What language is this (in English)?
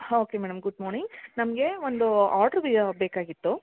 Kannada